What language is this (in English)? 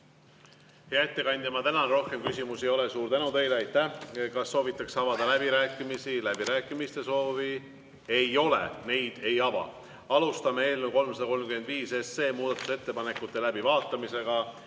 Estonian